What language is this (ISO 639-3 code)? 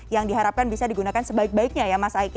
ind